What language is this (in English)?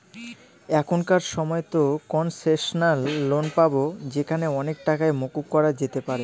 Bangla